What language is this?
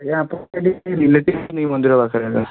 Odia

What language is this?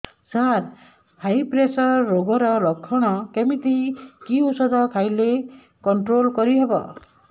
Odia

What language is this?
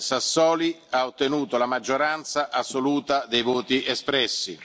Italian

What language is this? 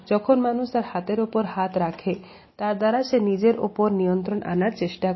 Bangla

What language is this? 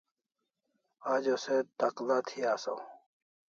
Kalasha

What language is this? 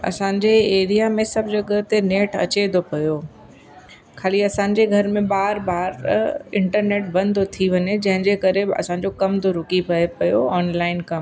Sindhi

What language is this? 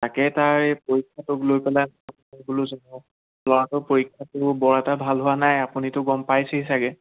Assamese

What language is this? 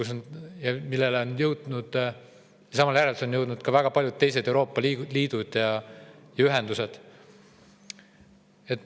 Estonian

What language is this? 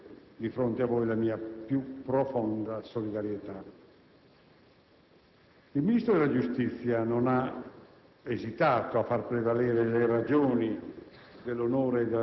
Italian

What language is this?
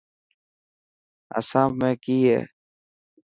Dhatki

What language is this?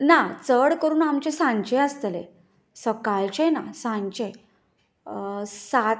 Konkani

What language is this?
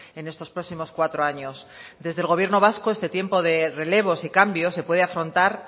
Spanish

